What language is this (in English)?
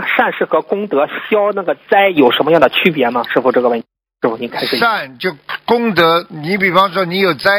Chinese